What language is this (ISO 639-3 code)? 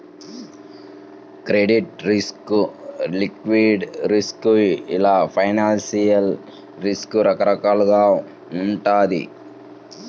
tel